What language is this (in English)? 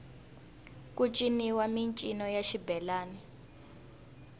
Tsonga